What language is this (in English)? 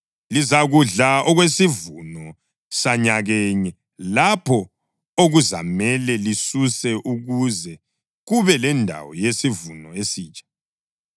North Ndebele